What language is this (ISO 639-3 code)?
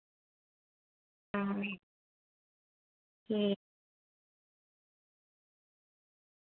doi